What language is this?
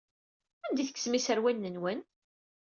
Kabyle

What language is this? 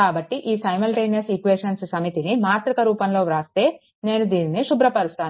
Telugu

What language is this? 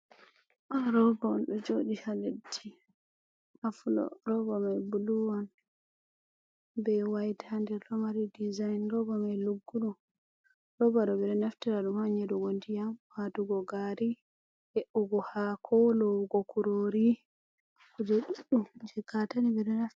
Fula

